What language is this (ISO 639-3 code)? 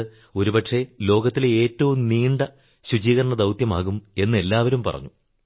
mal